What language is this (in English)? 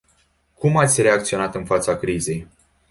Romanian